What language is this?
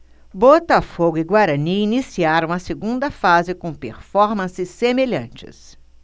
Portuguese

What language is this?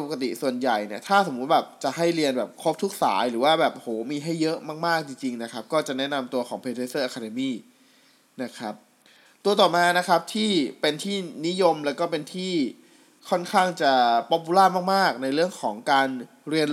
Thai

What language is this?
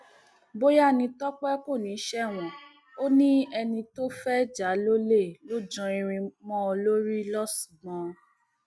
Yoruba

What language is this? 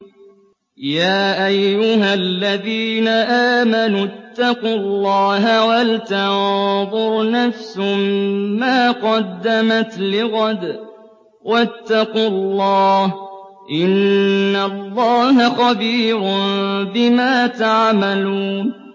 Arabic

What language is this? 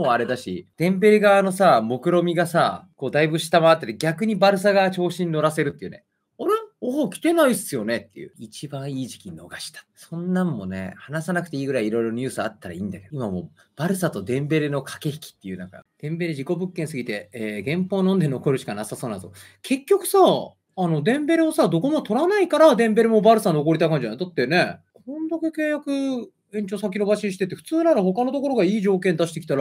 Japanese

